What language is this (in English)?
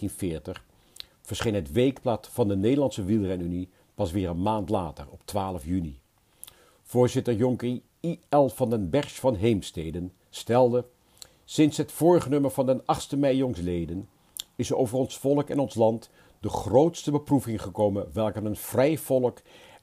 Dutch